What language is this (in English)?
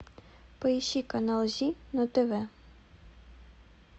Russian